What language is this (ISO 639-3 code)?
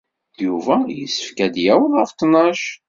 kab